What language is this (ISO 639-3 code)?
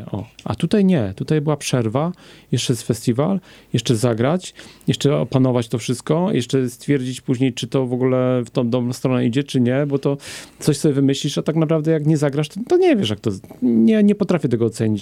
pol